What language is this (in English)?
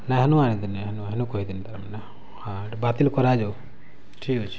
Odia